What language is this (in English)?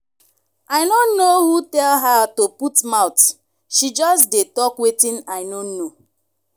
Nigerian Pidgin